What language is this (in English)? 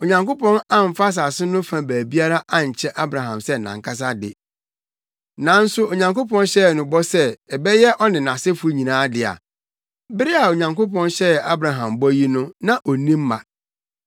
Akan